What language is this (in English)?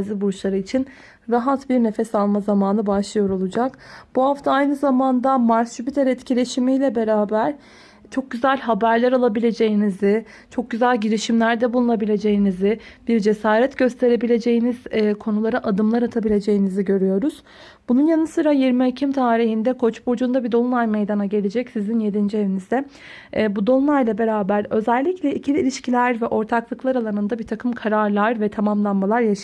Turkish